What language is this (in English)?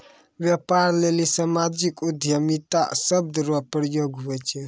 Maithili